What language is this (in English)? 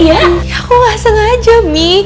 Indonesian